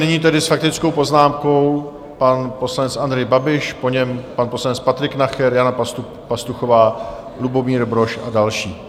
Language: Czech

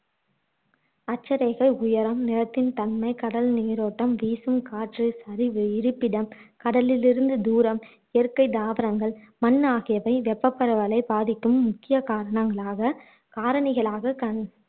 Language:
Tamil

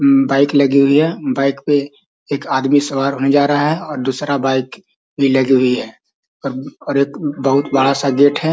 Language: Magahi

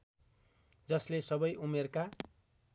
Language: Nepali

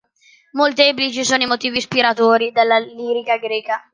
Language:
Italian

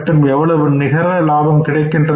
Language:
Tamil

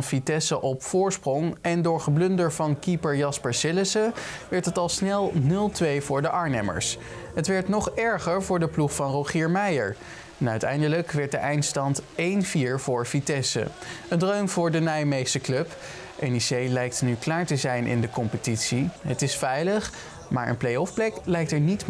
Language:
Dutch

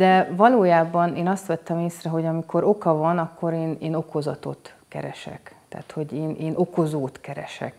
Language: Hungarian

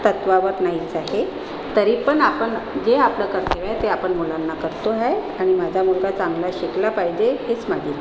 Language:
Marathi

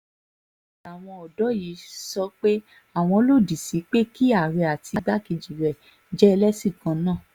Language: Yoruba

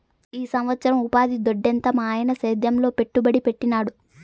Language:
Telugu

